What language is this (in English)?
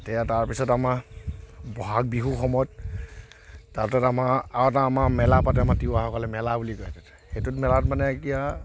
Assamese